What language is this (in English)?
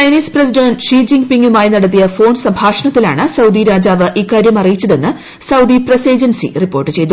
Malayalam